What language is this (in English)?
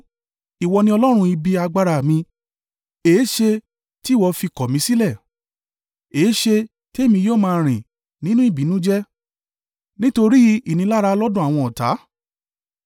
Yoruba